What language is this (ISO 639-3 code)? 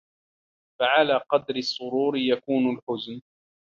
ara